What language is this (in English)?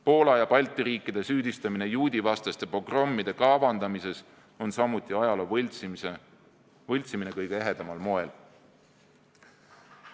Estonian